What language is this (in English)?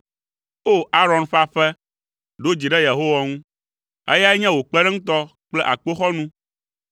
Ewe